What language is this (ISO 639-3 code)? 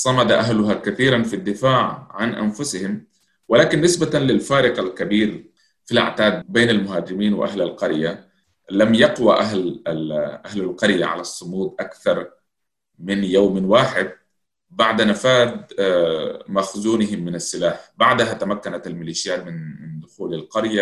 ara